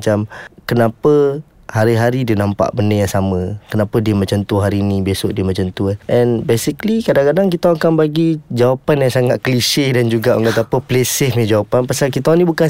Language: Malay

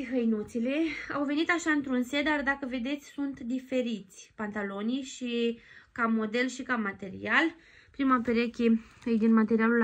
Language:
Romanian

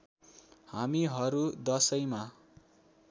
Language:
Nepali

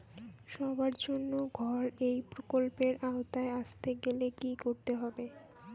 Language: Bangla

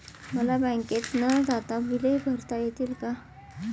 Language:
Marathi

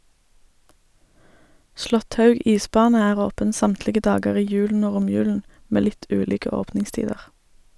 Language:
Norwegian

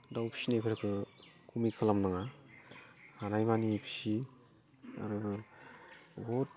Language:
Bodo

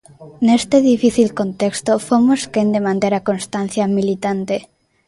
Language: Galician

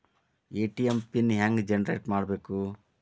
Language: Kannada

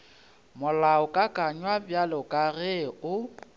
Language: Northern Sotho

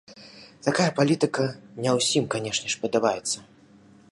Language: Belarusian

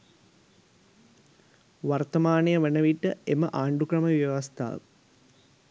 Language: Sinhala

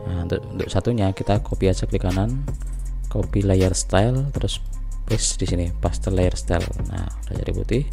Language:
Indonesian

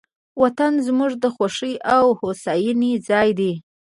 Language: Pashto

